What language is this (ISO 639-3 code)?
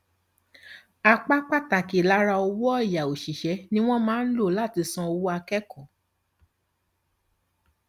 yor